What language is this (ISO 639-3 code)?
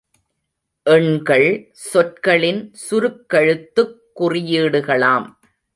tam